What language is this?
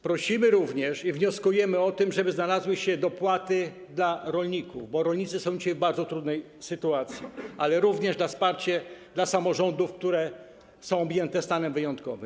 Polish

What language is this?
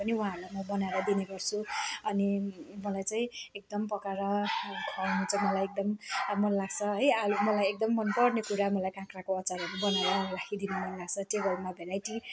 Nepali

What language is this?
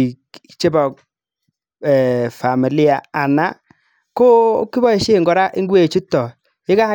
Kalenjin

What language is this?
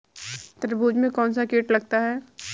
Hindi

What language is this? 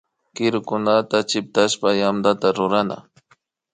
Imbabura Highland Quichua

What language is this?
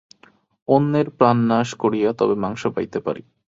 Bangla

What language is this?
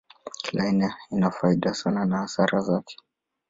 Swahili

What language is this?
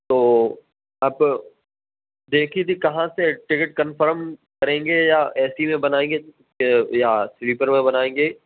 Urdu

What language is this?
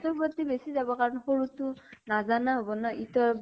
Assamese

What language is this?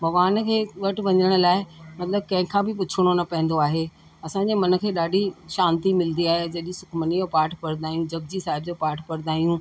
Sindhi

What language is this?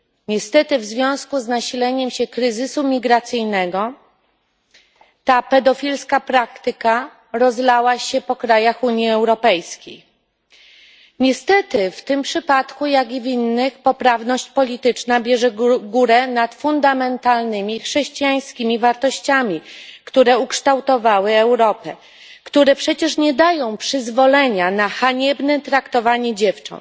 Polish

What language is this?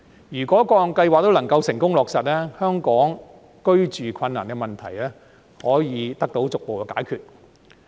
Cantonese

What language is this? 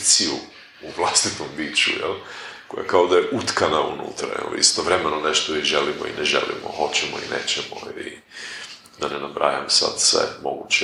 Croatian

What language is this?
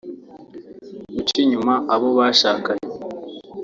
Kinyarwanda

